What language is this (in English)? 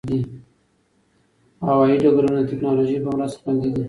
Pashto